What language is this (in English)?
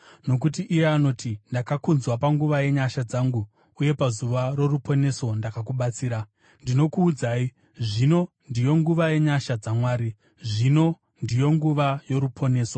Shona